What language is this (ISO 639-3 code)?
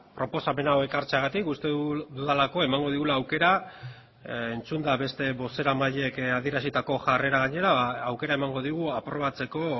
eus